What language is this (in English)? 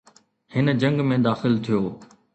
Sindhi